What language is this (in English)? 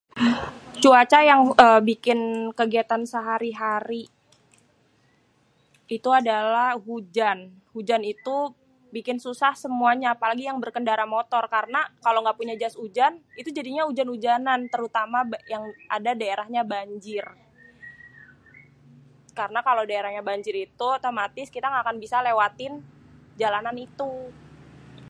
Betawi